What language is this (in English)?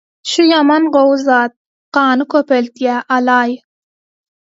Turkmen